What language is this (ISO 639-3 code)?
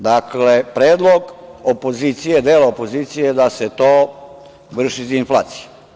srp